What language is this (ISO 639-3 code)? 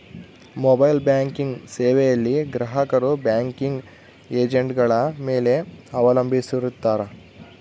kan